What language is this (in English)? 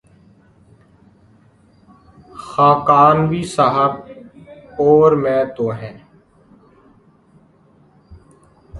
Urdu